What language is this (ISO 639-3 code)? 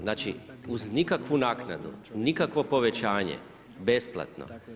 hrv